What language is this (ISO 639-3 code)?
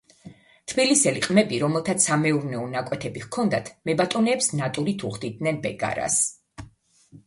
kat